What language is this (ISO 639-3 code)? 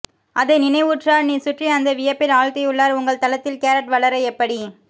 tam